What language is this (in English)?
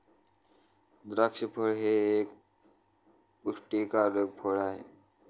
Marathi